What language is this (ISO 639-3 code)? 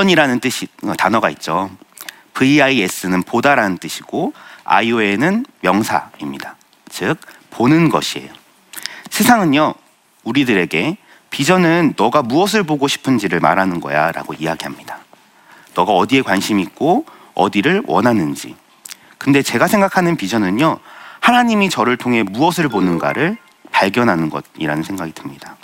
kor